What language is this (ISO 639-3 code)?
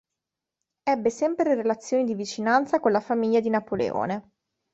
ita